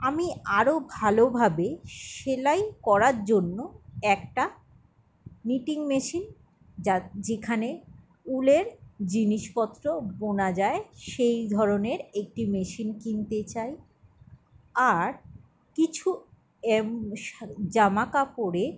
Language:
Bangla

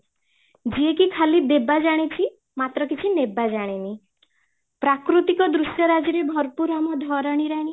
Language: Odia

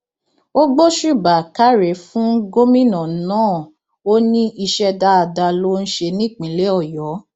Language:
Yoruba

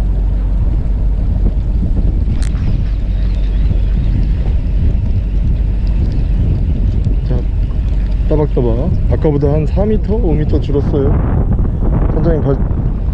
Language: Korean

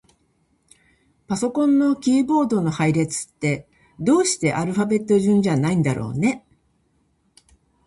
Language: Japanese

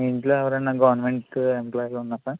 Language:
Telugu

